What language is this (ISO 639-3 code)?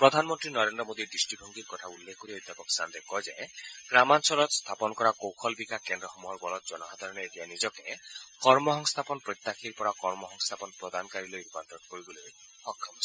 asm